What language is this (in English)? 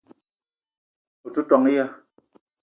Eton (Cameroon)